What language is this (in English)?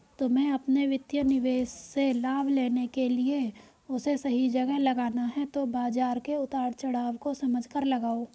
Hindi